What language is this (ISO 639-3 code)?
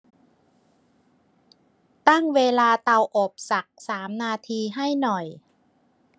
tha